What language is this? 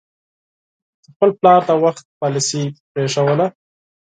Pashto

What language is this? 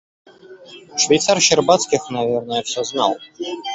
Russian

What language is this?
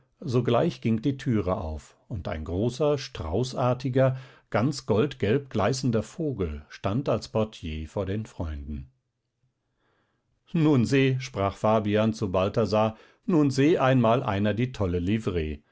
German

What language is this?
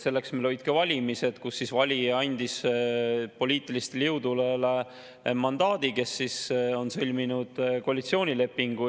Estonian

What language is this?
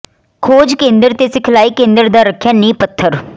Punjabi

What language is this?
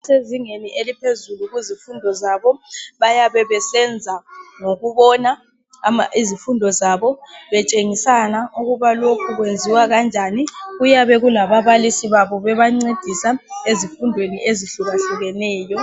North Ndebele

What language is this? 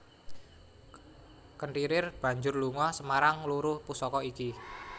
Javanese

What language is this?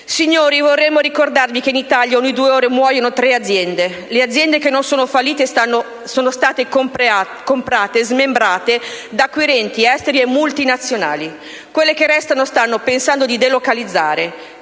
Italian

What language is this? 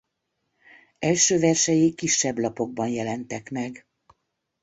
Hungarian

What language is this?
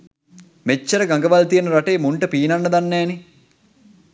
Sinhala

